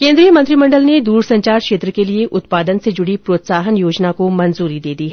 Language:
Hindi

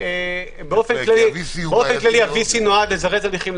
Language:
Hebrew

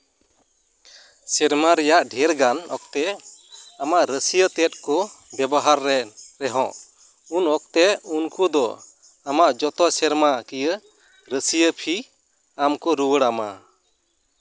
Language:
Santali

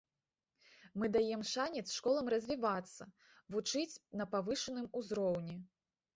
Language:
Belarusian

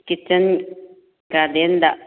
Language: Manipuri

